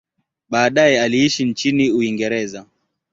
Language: Swahili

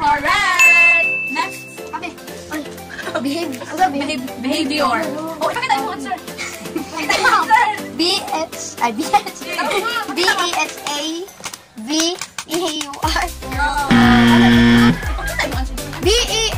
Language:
English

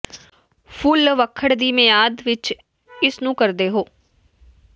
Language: Punjabi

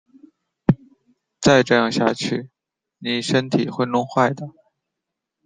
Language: Chinese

